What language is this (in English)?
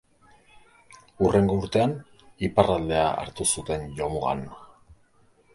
Basque